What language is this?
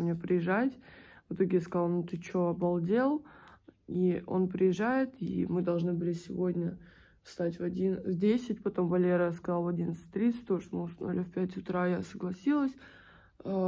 Russian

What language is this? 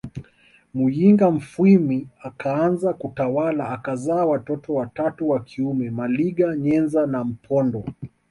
Swahili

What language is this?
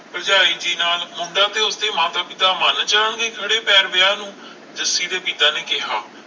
Punjabi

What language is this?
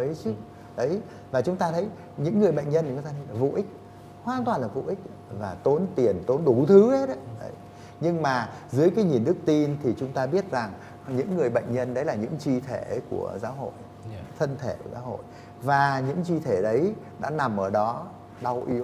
Vietnamese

